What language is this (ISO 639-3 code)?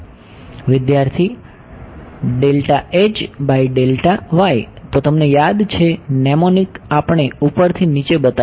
guj